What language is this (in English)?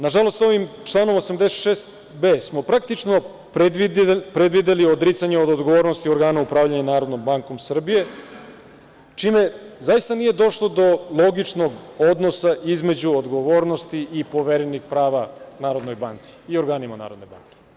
Serbian